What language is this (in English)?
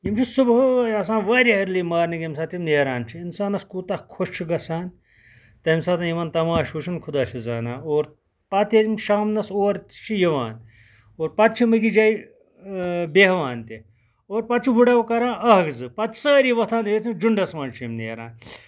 Kashmiri